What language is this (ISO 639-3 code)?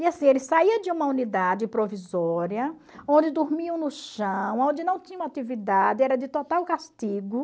por